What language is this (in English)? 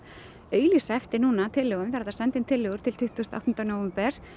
Icelandic